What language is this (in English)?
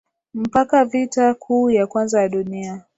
Swahili